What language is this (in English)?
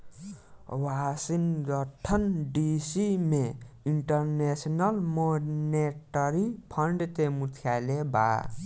Bhojpuri